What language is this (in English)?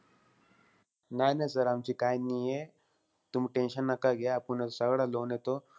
Marathi